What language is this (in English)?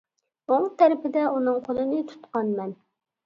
Uyghur